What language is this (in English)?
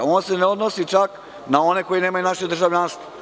Serbian